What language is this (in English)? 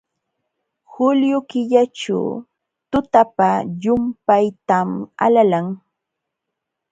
Jauja Wanca Quechua